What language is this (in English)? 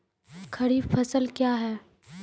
Maithili